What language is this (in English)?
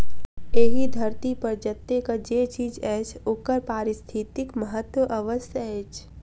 Maithili